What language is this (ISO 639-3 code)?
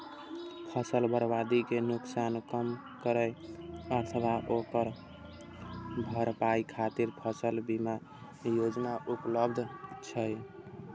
mai